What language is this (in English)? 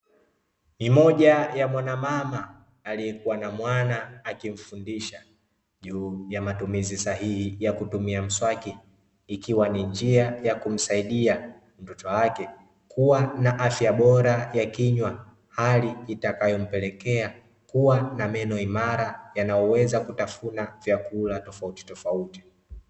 Swahili